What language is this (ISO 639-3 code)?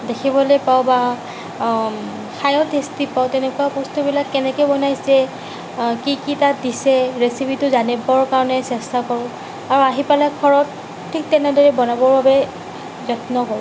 asm